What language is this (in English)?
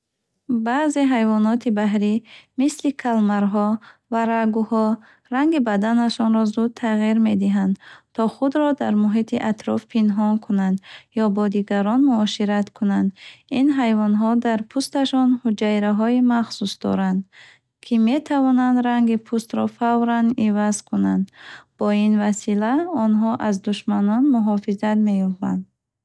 Bukharic